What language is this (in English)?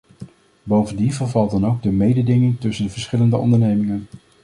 Dutch